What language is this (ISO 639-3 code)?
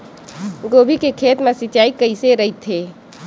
hne